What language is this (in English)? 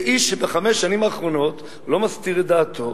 Hebrew